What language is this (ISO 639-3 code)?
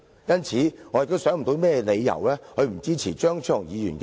yue